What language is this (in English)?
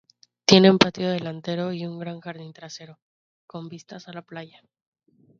Spanish